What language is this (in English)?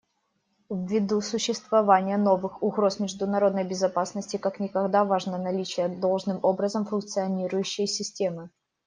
Russian